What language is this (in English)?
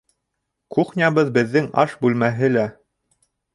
Bashkir